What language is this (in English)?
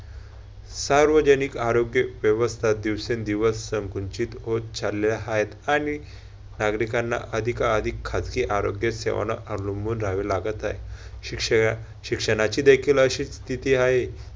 Marathi